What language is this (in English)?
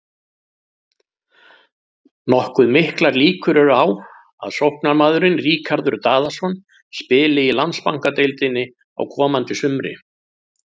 Icelandic